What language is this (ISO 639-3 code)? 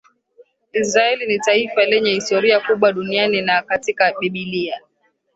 swa